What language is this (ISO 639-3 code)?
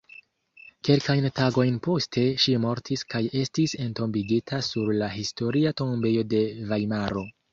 epo